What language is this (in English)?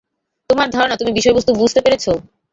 Bangla